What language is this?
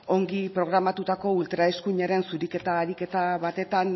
Basque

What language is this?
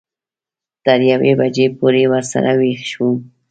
Pashto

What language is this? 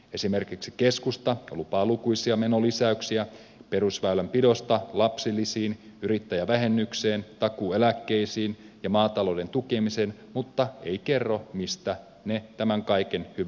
Finnish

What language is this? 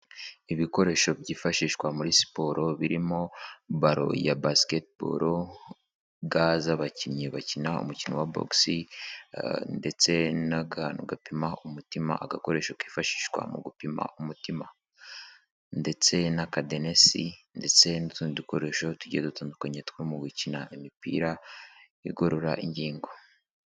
Kinyarwanda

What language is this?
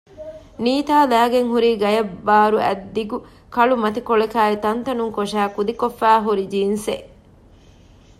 Divehi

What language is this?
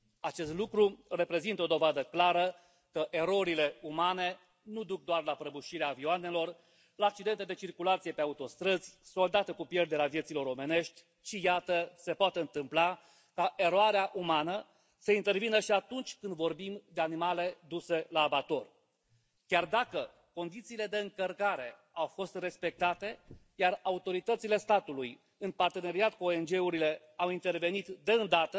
Romanian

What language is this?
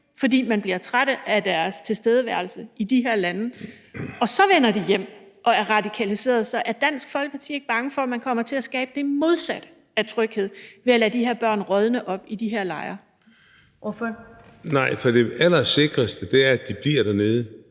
Danish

